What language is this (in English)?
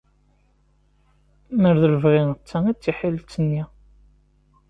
Kabyle